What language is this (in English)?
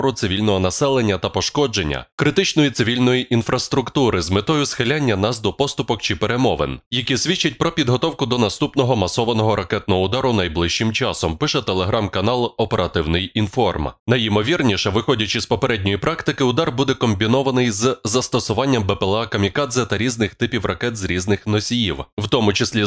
Ukrainian